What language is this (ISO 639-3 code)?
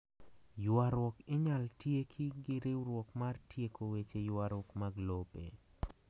luo